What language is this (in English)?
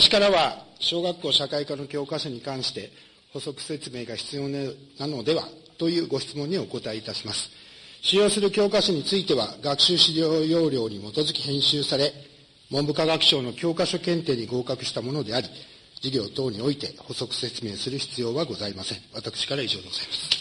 Japanese